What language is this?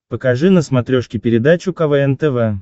Russian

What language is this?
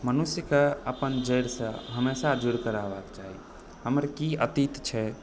Maithili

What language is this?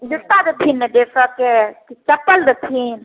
Maithili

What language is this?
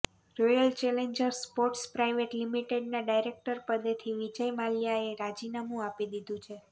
Gujarati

